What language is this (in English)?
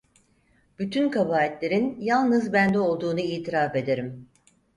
Turkish